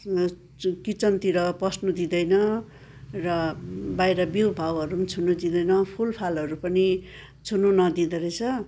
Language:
Nepali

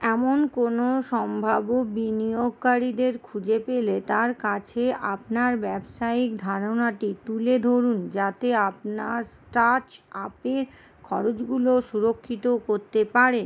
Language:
Bangla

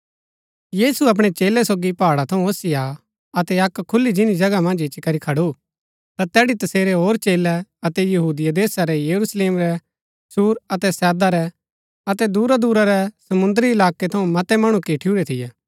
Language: Gaddi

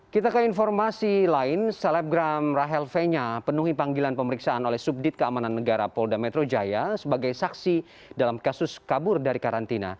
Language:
Indonesian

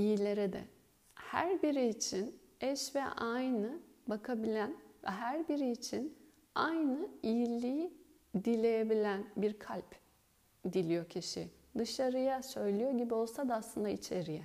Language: Turkish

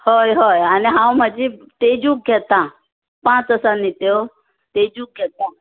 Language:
Konkani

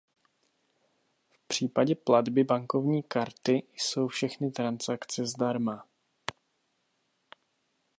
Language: Czech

